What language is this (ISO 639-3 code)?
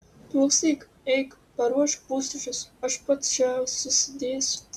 lit